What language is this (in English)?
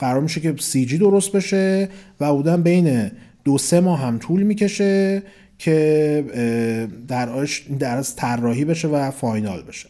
Persian